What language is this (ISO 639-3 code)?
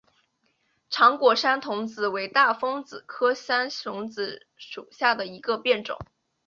zho